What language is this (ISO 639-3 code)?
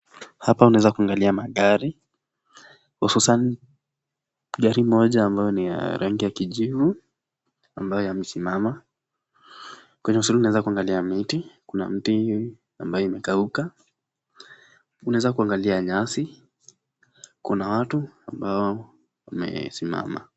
swa